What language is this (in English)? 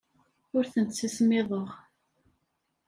Kabyle